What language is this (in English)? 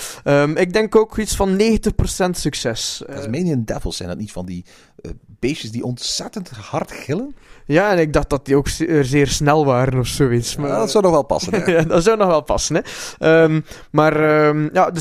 Dutch